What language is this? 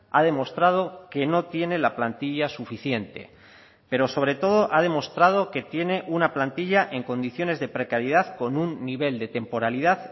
Spanish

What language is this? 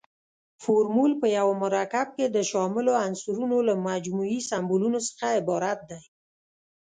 Pashto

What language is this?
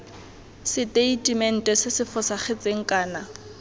Tswana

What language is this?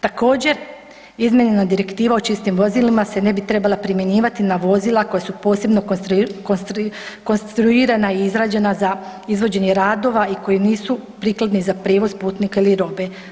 Croatian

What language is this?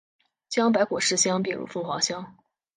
Chinese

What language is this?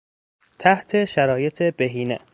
Persian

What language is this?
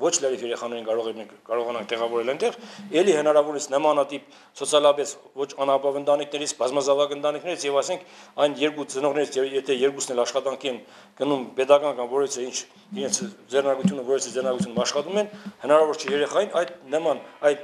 Romanian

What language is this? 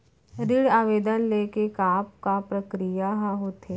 Chhattisgarhi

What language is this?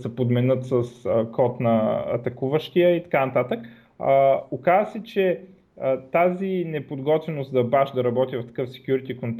Bulgarian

